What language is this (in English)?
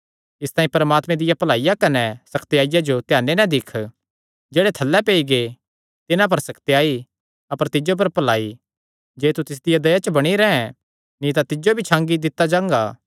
Kangri